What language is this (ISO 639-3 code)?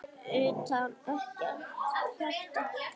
isl